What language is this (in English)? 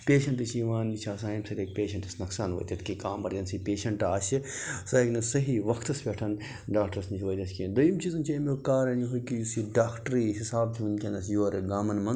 Kashmiri